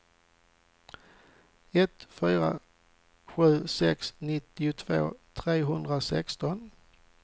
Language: Swedish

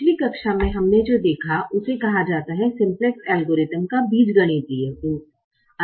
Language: Hindi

